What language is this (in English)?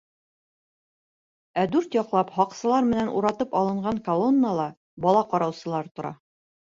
Bashkir